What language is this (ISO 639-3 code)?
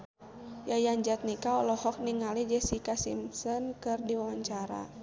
sun